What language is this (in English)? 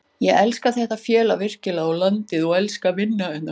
Icelandic